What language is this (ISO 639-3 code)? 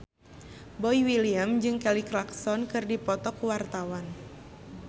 sun